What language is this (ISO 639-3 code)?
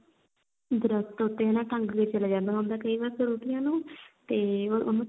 pan